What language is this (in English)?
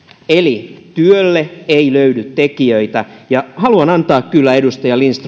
Finnish